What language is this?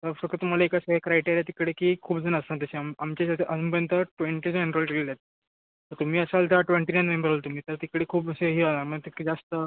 Marathi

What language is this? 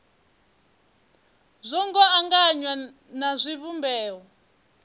Venda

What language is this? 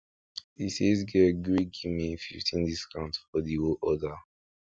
Nigerian Pidgin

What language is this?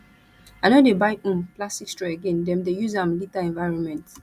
Nigerian Pidgin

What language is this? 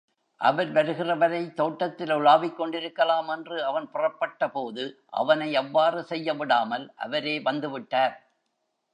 Tamil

